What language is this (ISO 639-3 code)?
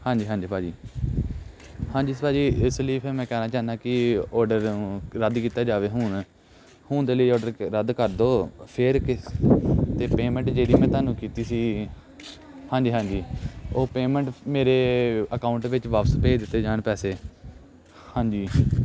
pan